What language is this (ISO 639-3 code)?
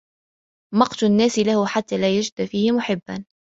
ara